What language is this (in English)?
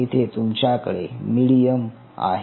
Marathi